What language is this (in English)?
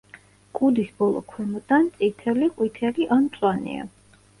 Georgian